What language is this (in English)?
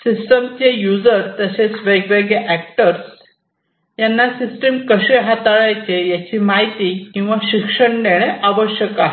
Marathi